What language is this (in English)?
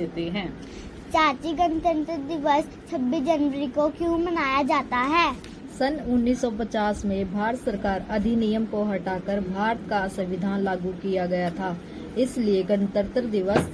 Hindi